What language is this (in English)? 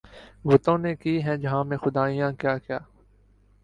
Urdu